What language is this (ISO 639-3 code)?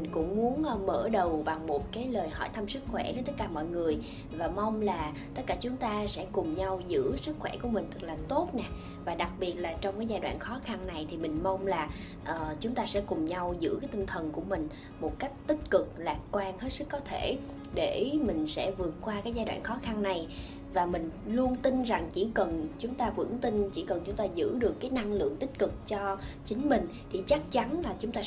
vie